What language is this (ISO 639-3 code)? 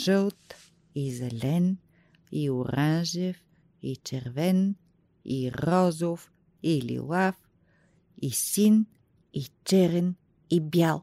bul